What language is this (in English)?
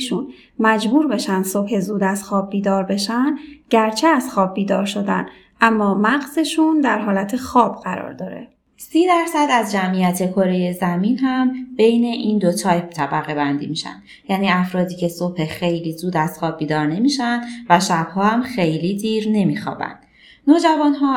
Persian